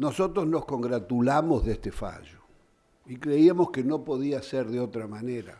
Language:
Spanish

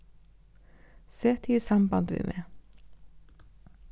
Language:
Faroese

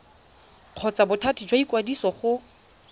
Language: Tswana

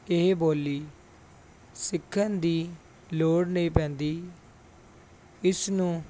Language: Punjabi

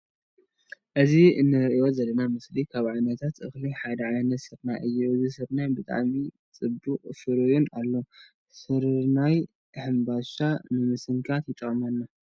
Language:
Tigrinya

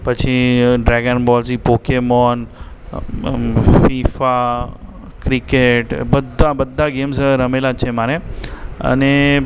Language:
Gujarati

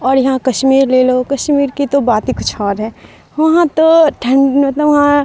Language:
Urdu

